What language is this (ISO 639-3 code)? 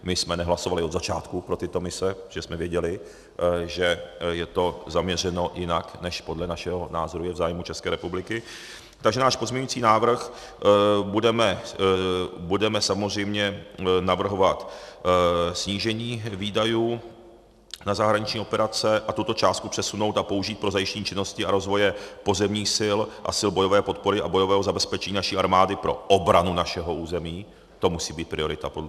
ces